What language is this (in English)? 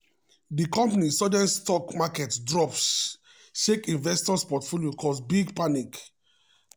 Nigerian Pidgin